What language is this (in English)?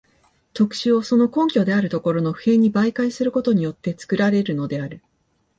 Japanese